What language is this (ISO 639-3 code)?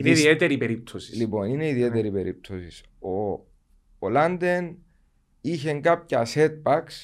ell